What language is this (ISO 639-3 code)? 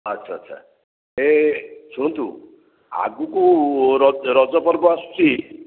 ori